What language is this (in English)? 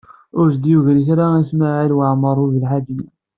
Kabyle